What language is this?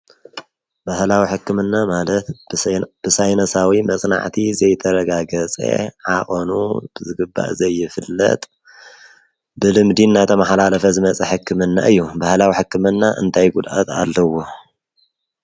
Tigrinya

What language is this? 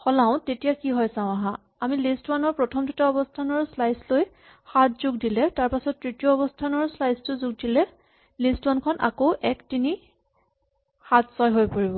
Assamese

